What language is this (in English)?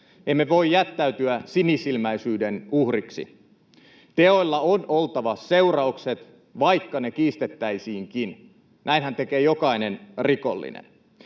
Finnish